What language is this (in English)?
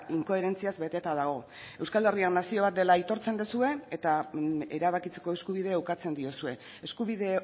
Basque